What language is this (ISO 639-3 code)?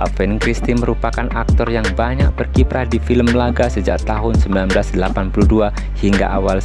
ind